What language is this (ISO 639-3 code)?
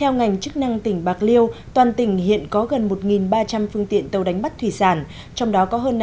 vie